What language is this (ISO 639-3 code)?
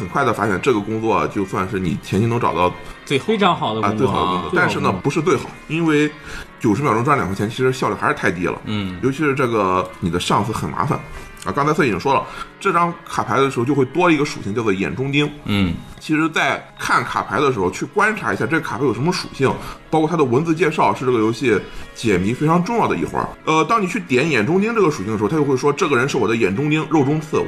zho